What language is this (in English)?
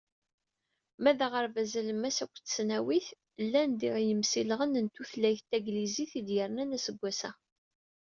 Kabyle